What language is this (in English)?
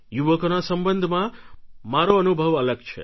Gujarati